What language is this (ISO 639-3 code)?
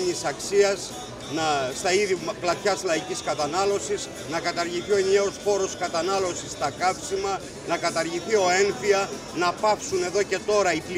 ell